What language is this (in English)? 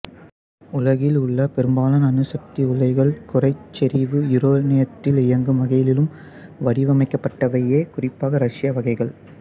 Tamil